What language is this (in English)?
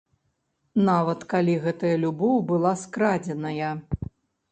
Belarusian